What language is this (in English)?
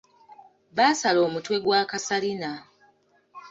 Ganda